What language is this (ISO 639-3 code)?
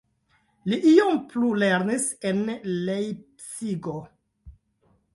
epo